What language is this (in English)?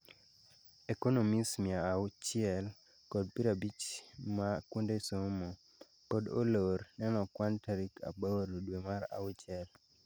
Luo (Kenya and Tanzania)